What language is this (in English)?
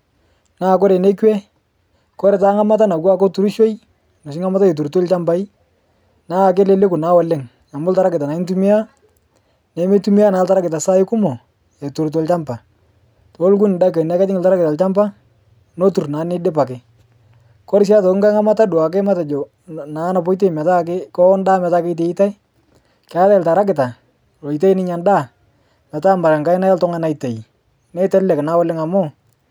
Masai